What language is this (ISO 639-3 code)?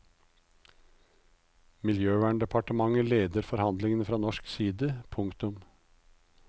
nor